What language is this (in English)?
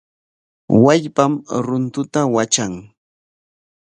Corongo Ancash Quechua